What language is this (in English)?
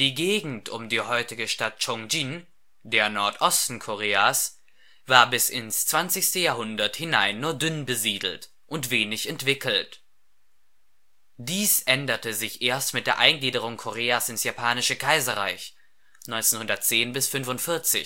German